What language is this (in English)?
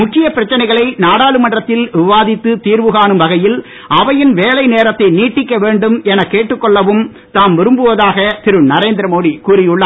Tamil